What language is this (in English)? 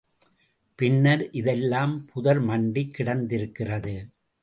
Tamil